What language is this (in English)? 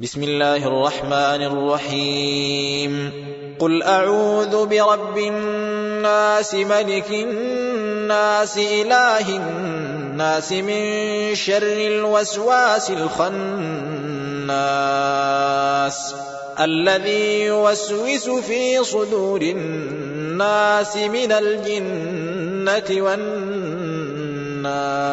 Arabic